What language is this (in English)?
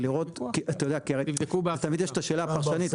Hebrew